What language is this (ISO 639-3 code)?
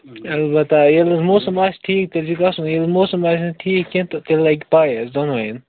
kas